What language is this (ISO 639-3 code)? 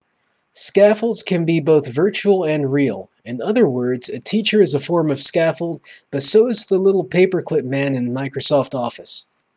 eng